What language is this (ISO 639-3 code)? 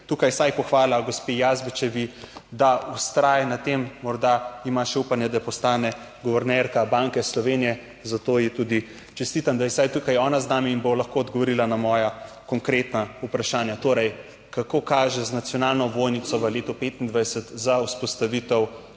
slv